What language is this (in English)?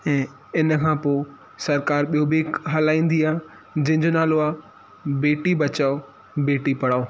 Sindhi